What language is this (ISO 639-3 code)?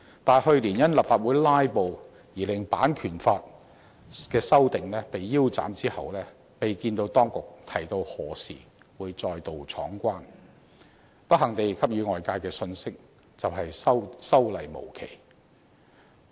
yue